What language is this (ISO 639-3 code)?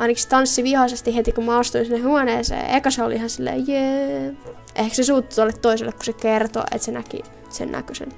fin